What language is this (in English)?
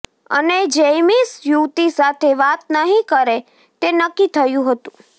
Gujarati